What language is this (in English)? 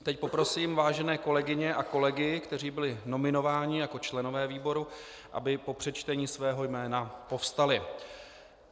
Czech